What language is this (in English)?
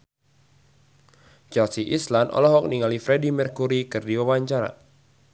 Sundanese